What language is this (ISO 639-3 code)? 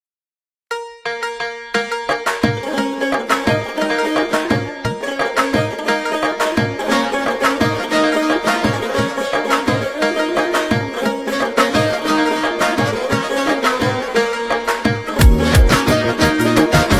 ara